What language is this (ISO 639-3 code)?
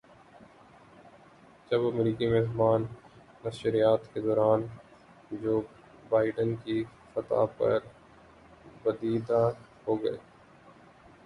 urd